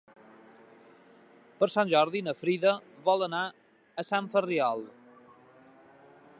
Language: Catalan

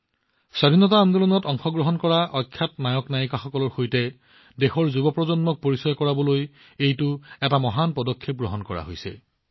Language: Assamese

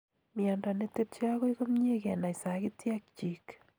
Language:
Kalenjin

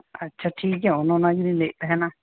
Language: Santali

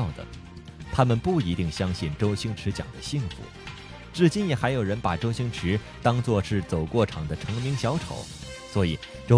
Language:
Chinese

